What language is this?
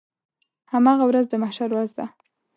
Pashto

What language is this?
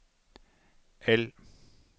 Norwegian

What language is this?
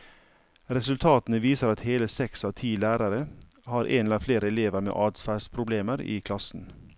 Norwegian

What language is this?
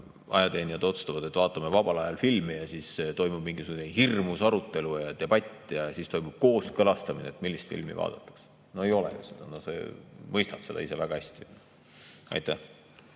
Estonian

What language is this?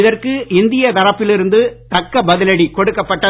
Tamil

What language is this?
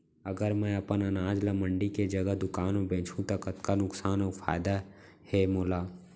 Chhattisgarhi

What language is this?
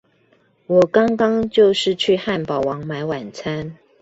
Chinese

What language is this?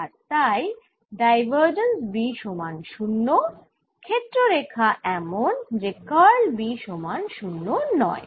Bangla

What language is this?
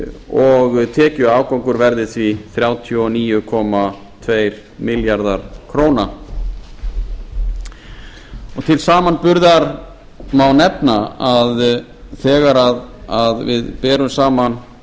Icelandic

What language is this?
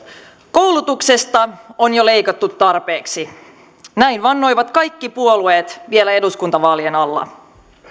Finnish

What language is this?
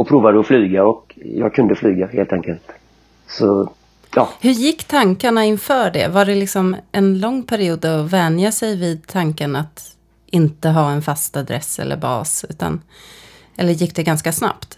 Swedish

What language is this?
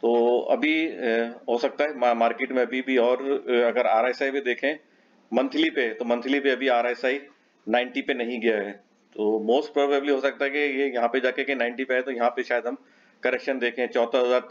Hindi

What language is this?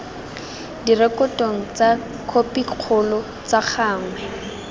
Tswana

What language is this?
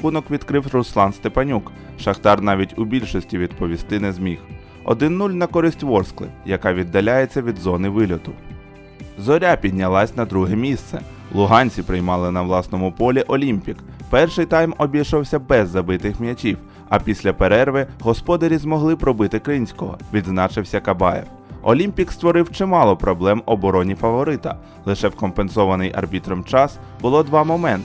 Ukrainian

